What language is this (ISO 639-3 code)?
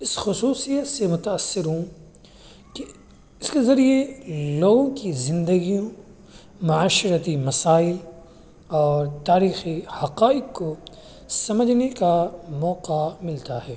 urd